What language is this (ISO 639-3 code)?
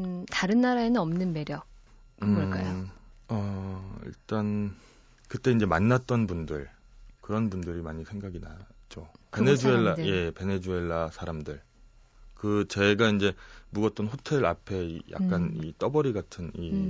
kor